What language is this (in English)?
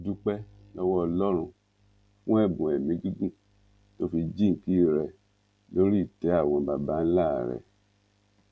Yoruba